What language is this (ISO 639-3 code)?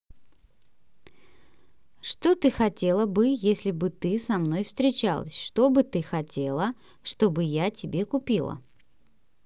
rus